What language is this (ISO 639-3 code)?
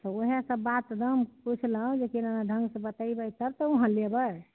mai